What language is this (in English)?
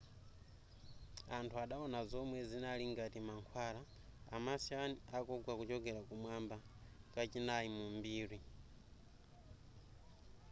Nyanja